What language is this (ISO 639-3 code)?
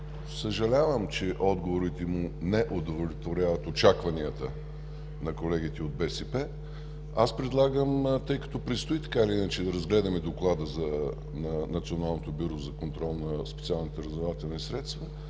bul